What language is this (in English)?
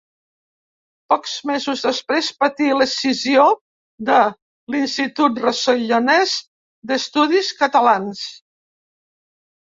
Catalan